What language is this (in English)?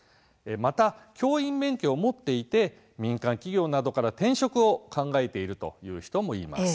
Japanese